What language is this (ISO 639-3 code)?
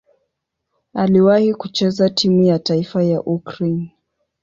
swa